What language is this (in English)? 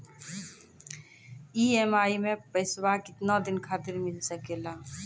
Maithili